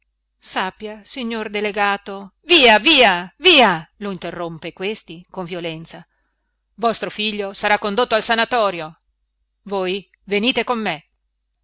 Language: Italian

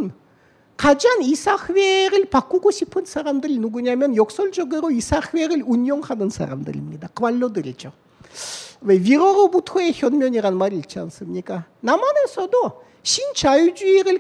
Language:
Korean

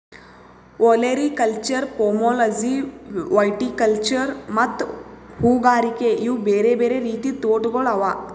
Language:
Kannada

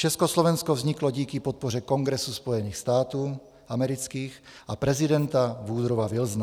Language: Czech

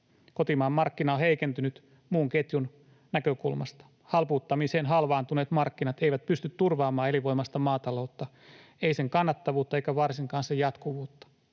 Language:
Finnish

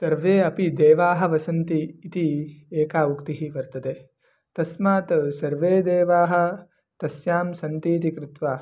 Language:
Sanskrit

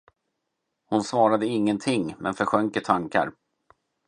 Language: Swedish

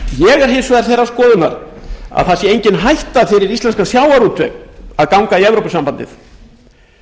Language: Icelandic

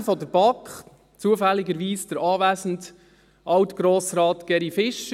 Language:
Swiss German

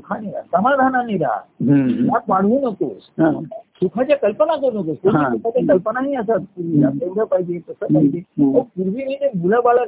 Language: Marathi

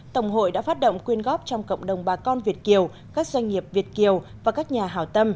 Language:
Vietnamese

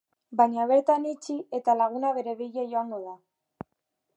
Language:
Basque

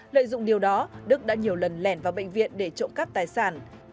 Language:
Vietnamese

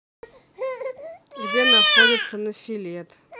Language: Russian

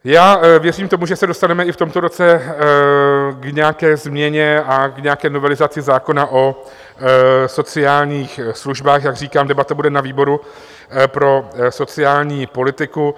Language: Czech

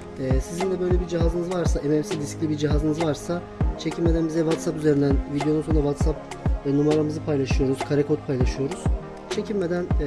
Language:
Turkish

